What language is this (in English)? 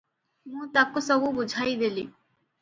Odia